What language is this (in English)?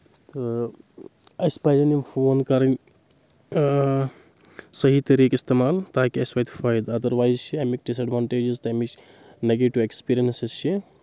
Kashmiri